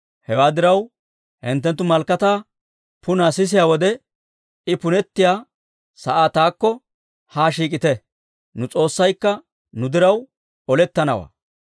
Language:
Dawro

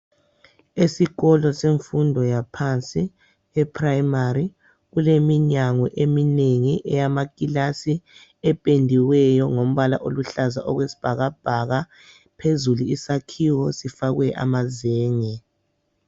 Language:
North Ndebele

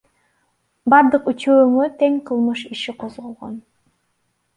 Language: Kyrgyz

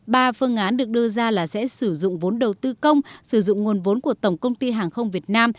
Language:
Vietnamese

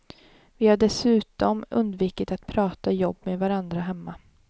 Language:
Swedish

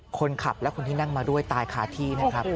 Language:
Thai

